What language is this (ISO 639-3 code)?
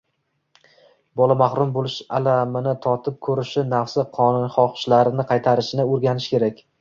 uzb